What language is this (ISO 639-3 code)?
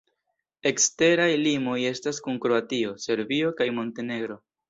epo